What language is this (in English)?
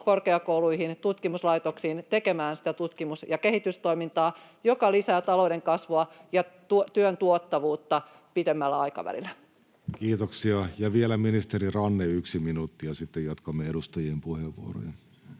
Finnish